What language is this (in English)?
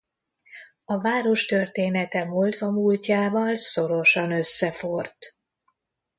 Hungarian